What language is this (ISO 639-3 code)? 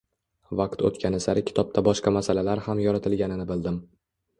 uzb